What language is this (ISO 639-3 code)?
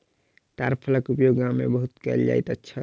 mai